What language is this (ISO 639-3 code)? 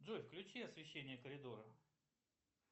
rus